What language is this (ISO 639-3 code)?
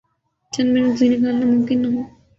urd